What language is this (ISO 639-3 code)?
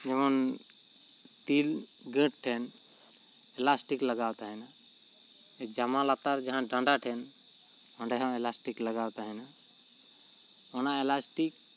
sat